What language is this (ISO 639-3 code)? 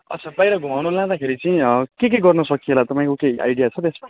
nep